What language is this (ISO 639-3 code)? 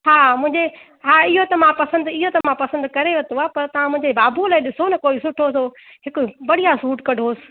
snd